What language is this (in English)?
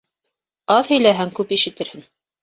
Bashkir